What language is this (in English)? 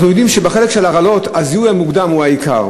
Hebrew